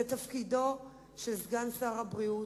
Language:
Hebrew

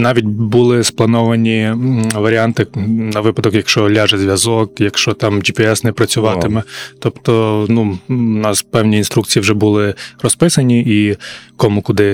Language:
Ukrainian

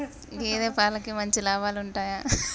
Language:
Telugu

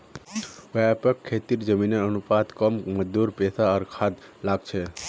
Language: Magahi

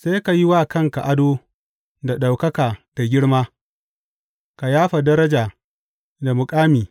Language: Hausa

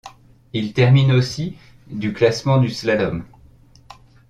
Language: French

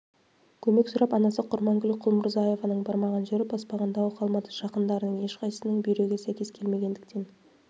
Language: Kazakh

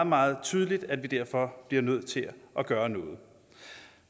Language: Danish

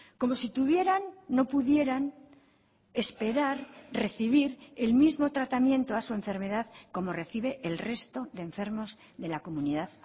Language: Spanish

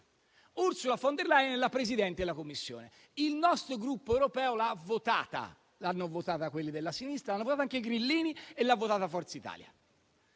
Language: Italian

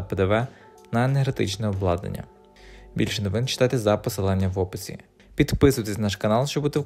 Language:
Ukrainian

